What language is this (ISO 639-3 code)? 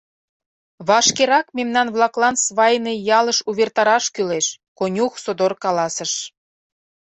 chm